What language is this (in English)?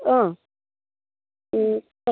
Assamese